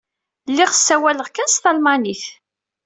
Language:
Kabyle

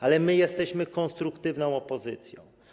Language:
Polish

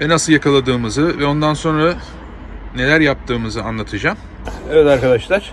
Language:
Turkish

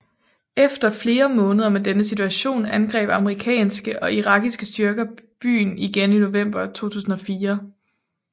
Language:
Danish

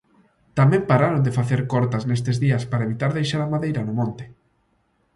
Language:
Galician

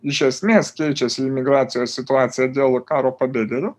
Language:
Lithuanian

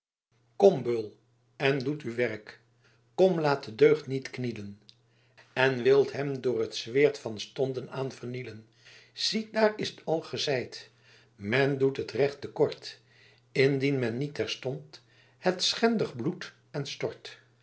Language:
Dutch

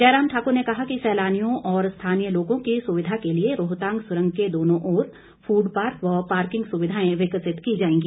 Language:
Hindi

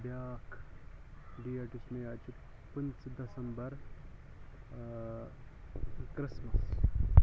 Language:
Kashmiri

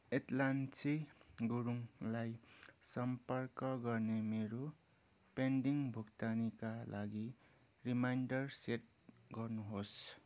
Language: Nepali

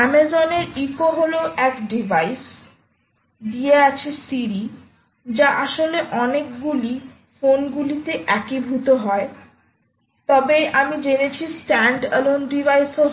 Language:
Bangla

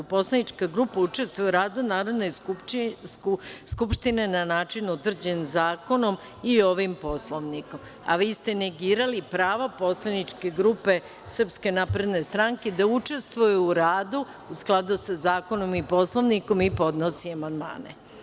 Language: Serbian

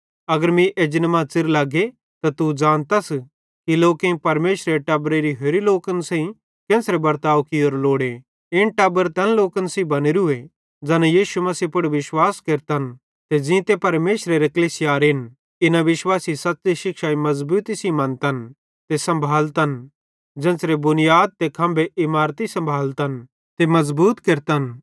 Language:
Bhadrawahi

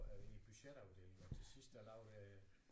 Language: Danish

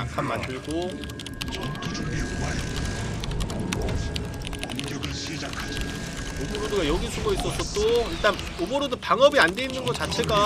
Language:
Korean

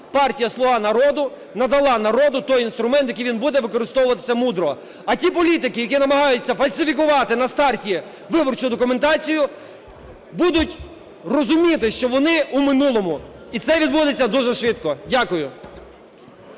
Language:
Ukrainian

